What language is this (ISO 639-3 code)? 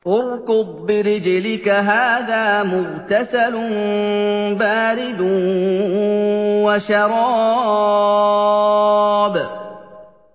ara